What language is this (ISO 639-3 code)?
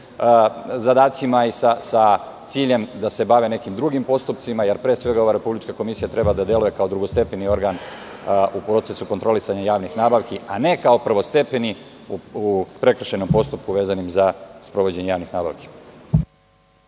srp